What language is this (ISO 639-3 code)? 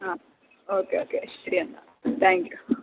mal